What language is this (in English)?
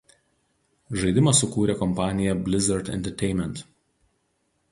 Lithuanian